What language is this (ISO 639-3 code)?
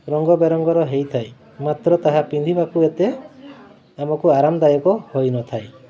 ori